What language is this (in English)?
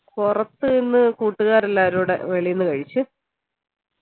Malayalam